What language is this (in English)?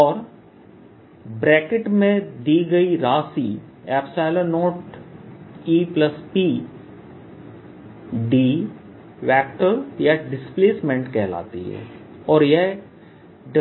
Hindi